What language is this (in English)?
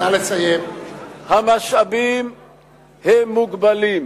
Hebrew